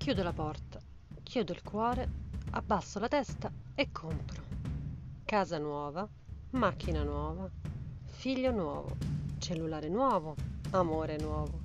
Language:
Italian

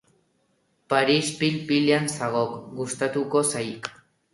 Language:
Basque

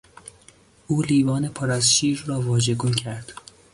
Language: Persian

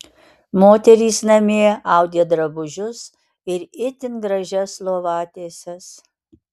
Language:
Lithuanian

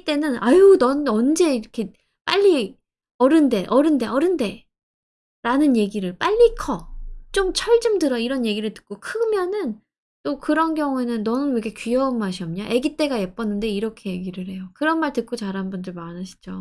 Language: Korean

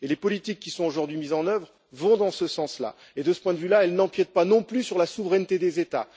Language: French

